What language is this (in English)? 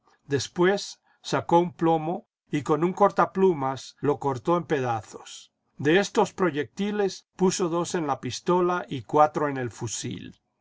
Spanish